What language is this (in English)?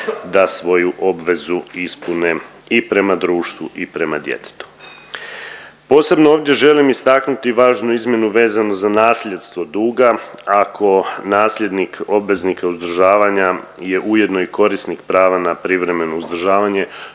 Croatian